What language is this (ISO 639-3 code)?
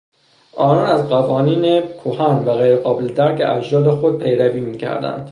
fas